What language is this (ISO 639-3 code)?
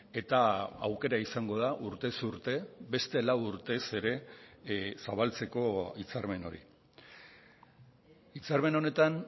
eus